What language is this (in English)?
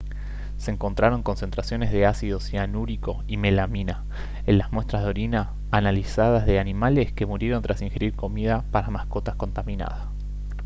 Spanish